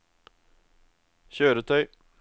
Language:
Norwegian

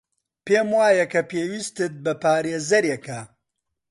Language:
Central Kurdish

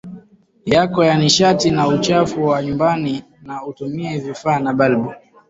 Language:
Swahili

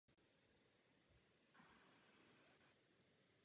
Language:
Czech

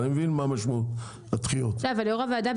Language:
Hebrew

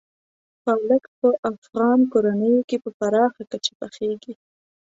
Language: Pashto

